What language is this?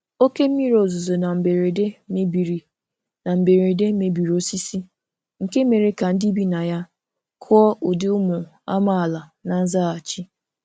Igbo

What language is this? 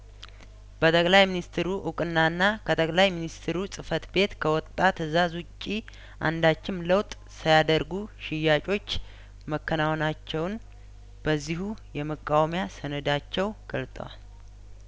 Amharic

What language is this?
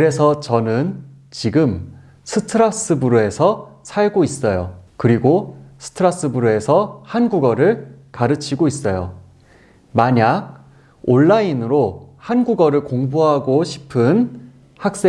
Korean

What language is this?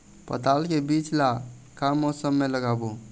Chhattisgarhi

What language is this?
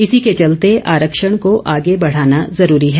Hindi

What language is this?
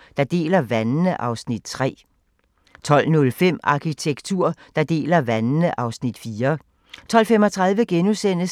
Danish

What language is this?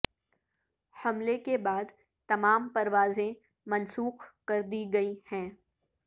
Urdu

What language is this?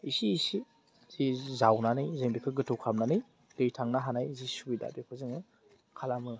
Bodo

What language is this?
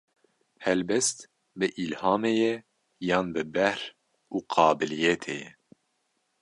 Kurdish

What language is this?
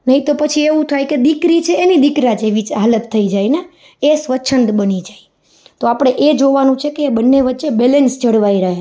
Gujarati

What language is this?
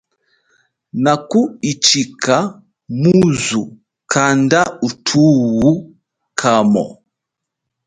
Chokwe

